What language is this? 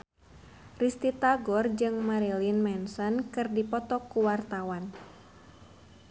Sundanese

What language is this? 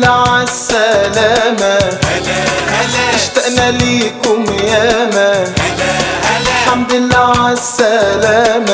Arabic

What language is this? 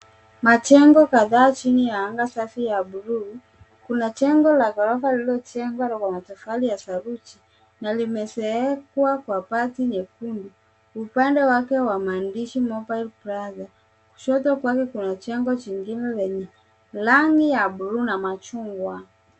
Swahili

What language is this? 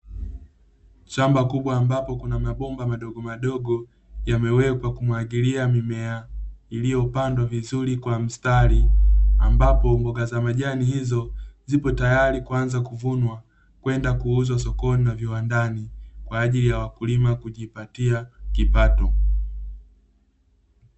Swahili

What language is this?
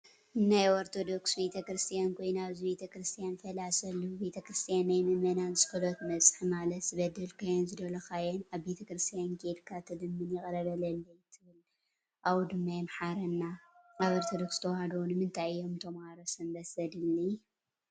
Tigrinya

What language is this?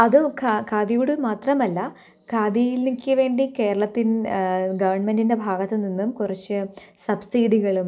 Malayalam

